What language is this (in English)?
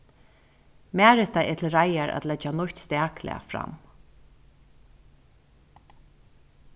Faroese